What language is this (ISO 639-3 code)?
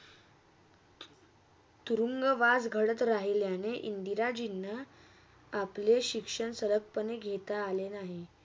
mar